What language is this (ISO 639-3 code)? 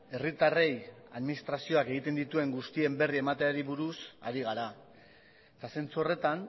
eus